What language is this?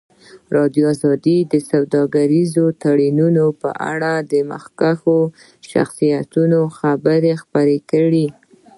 Pashto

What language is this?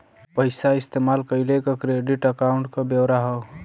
Bhojpuri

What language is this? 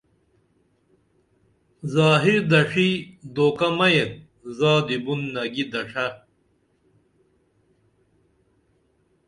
Dameli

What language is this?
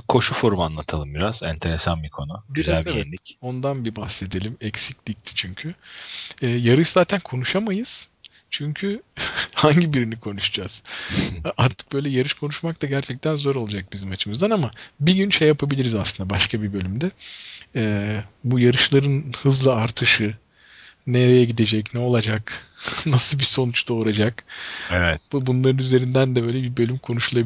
Turkish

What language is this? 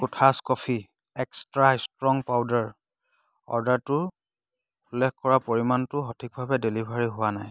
Assamese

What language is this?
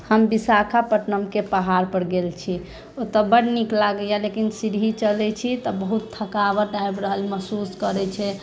Maithili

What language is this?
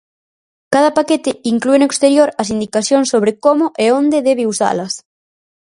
Galician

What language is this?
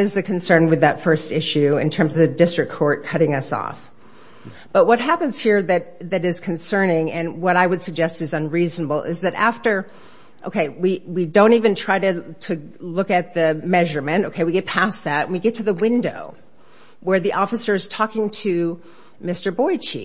English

